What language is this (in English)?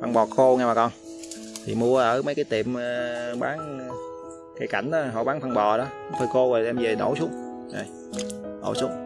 Vietnamese